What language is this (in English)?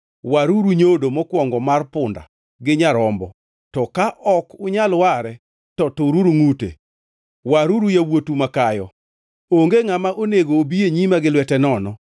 Luo (Kenya and Tanzania)